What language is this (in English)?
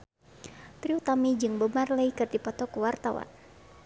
Sundanese